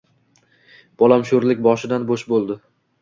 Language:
Uzbek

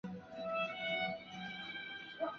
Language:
Chinese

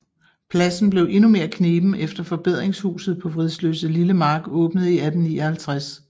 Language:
Danish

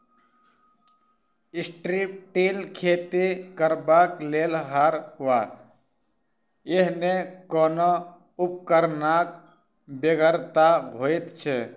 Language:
Maithili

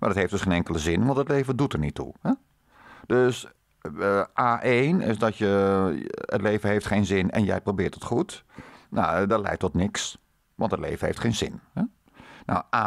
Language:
Dutch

